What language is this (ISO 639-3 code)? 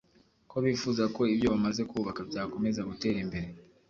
kin